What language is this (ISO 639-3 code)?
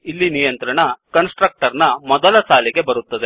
kan